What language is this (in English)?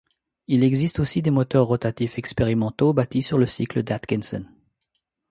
French